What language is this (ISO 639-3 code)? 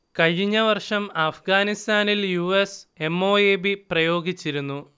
mal